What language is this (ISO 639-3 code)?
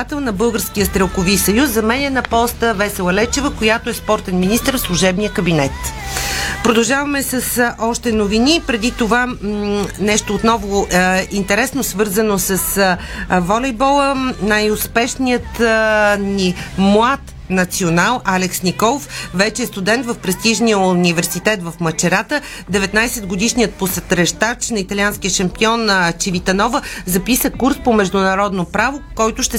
bul